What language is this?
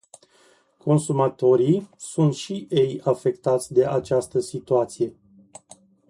Romanian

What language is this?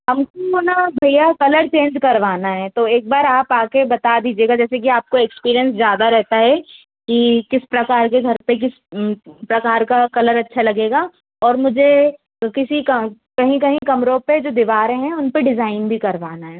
Hindi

